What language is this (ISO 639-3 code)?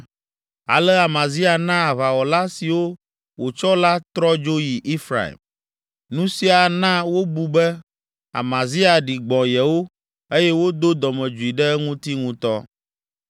ewe